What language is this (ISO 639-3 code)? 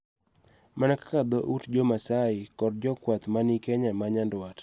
luo